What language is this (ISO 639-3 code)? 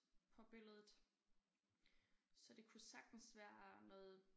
dan